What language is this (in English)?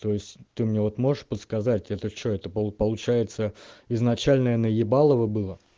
Russian